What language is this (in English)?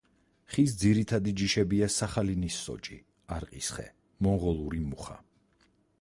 Georgian